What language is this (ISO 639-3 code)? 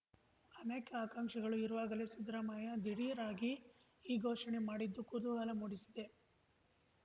kan